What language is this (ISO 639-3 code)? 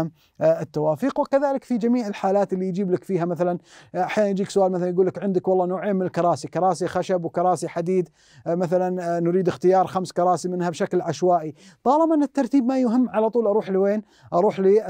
ara